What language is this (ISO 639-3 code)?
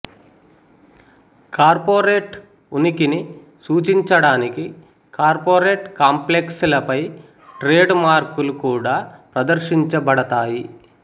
tel